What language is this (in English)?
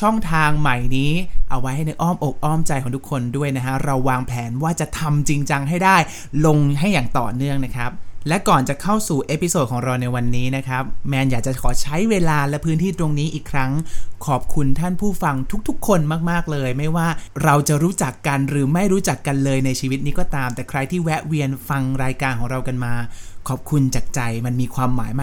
Thai